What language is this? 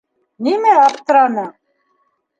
Bashkir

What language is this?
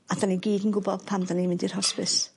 Welsh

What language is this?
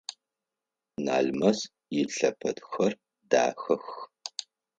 Adyghe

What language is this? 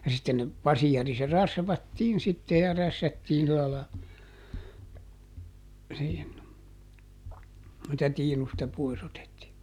Finnish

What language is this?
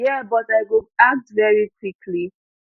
Nigerian Pidgin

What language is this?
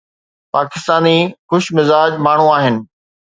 Sindhi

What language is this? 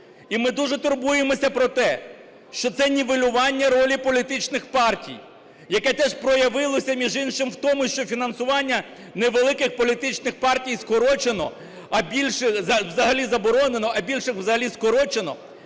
Ukrainian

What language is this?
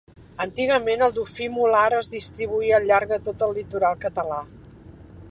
Catalan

